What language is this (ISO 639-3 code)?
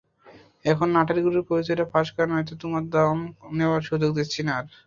ben